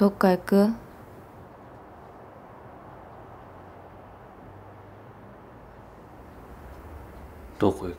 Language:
Japanese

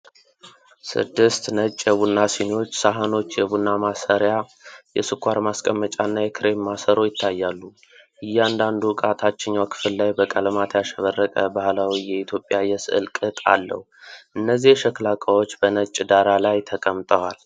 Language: Amharic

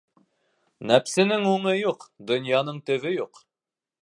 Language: Bashkir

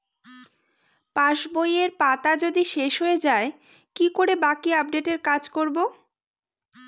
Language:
Bangla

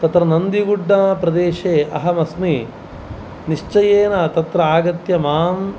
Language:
Sanskrit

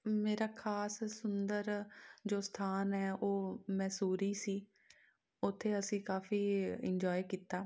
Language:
Punjabi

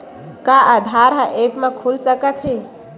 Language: Chhattisgarhi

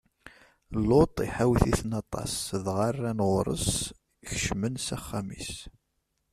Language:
Kabyle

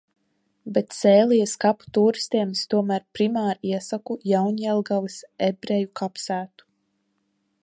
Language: Latvian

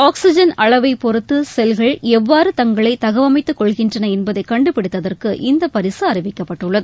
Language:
Tamil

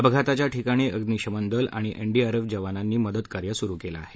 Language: Marathi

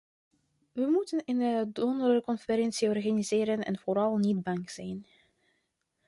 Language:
Dutch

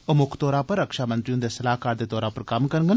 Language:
Dogri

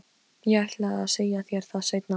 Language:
Icelandic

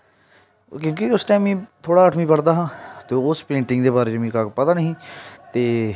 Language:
Dogri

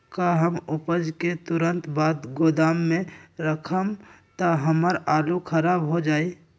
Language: Magahi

